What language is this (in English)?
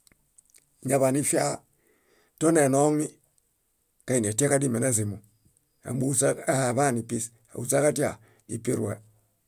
Bayot